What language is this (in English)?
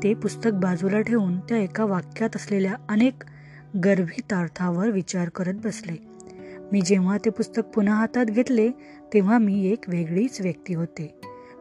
Marathi